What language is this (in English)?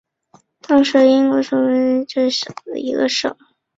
Chinese